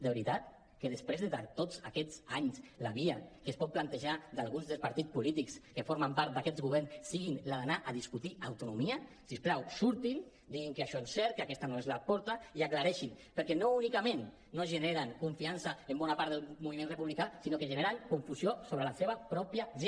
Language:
Catalan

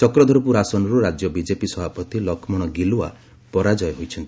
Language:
Odia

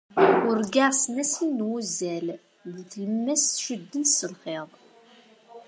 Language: Kabyle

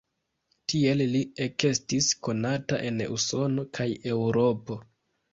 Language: Esperanto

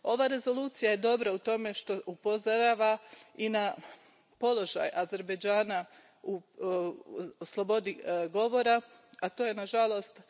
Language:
Croatian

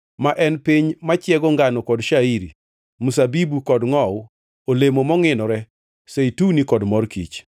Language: Luo (Kenya and Tanzania)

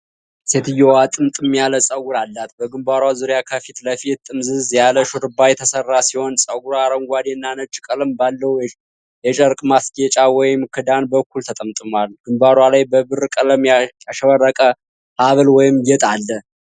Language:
Amharic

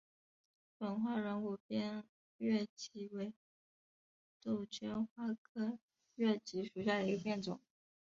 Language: Chinese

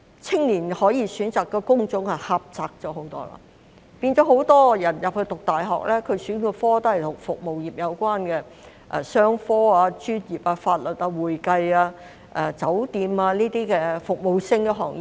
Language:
Cantonese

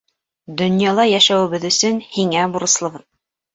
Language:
Bashkir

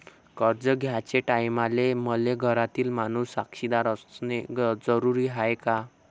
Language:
Marathi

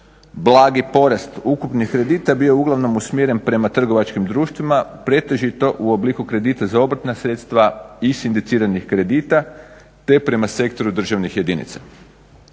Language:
Croatian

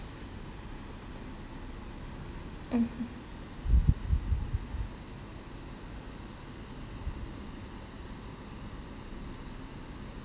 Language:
English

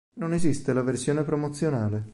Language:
Italian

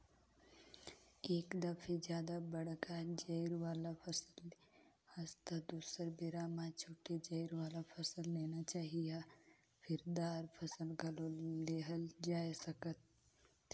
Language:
Chhattisgarhi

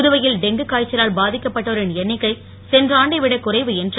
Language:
Tamil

